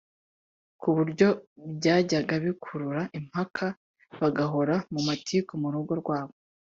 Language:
Kinyarwanda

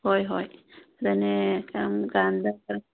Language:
Manipuri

